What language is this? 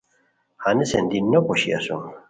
Khowar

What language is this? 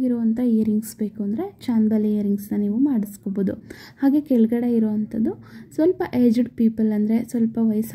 Romanian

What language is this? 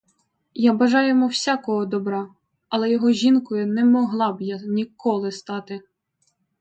Ukrainian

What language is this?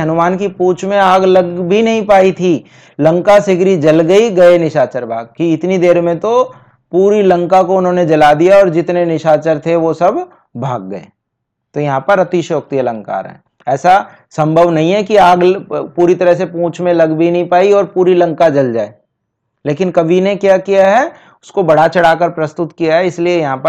Hindi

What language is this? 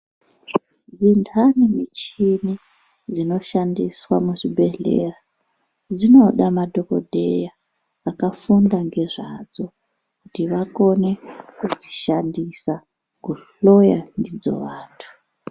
Ndau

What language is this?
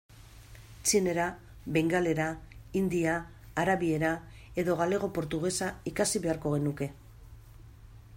Basque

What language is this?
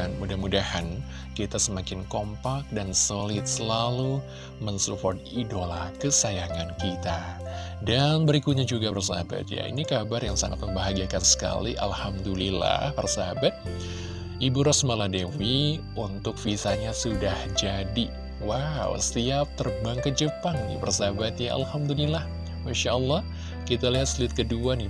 Indonesian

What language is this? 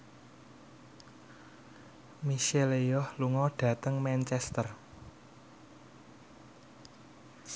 Javanese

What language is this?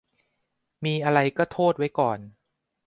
Thai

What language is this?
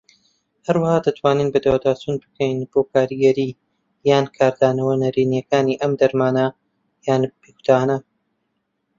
Central Kurdish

